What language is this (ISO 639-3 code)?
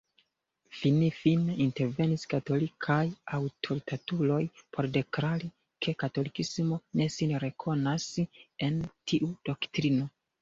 epo